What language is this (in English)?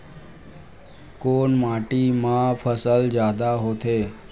Chhattisgarhi